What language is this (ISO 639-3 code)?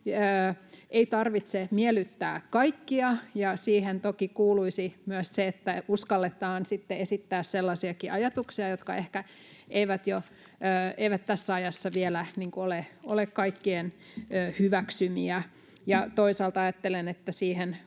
fin